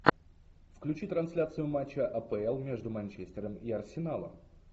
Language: Russian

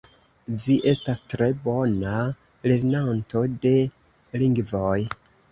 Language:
Esperanto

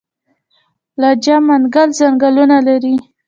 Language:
Pashto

